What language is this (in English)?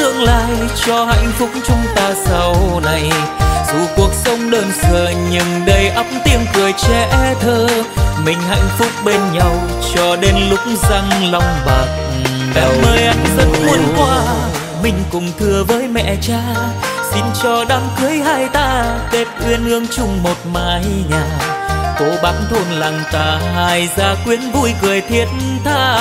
Vietnamese